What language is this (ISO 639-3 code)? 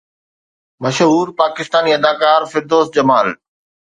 snd